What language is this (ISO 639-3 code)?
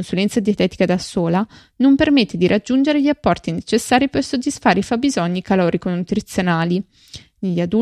ita